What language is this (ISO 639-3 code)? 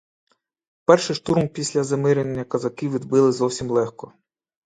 ukr